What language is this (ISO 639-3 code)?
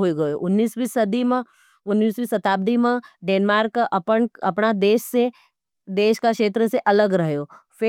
noe